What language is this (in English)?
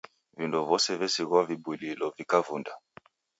Taita